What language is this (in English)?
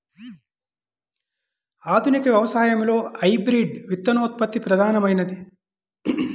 Telugu